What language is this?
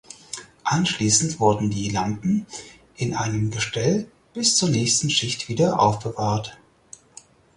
German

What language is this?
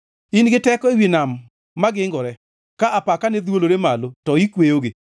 Luo (Kenya and Tanzania)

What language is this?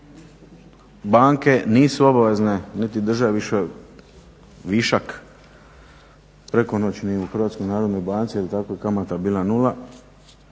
Croatian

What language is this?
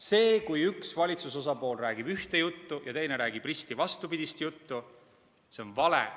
Estonian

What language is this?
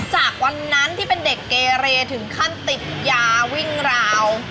Thai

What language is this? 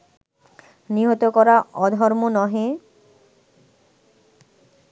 Bangla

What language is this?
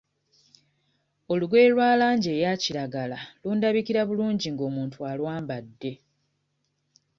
Ganda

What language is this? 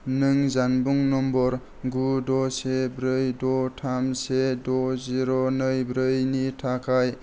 Bodo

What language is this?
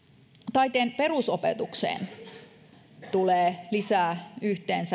Finnish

